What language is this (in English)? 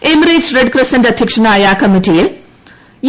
Malayalam